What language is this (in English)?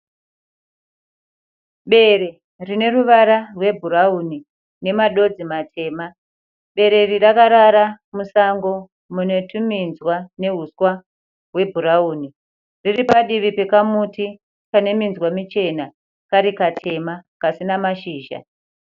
Shona